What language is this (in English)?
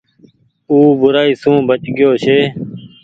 Goaria